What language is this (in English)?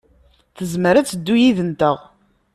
Kabyle